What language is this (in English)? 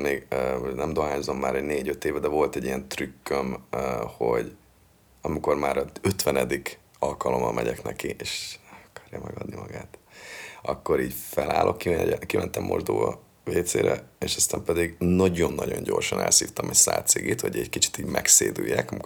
Hungarian